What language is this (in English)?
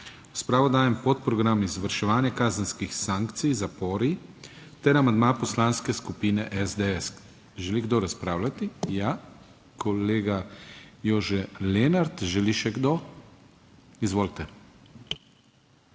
Slovenian